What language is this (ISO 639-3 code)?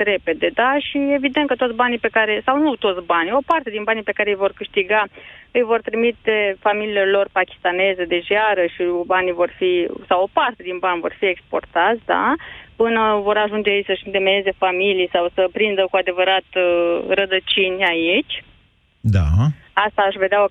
ron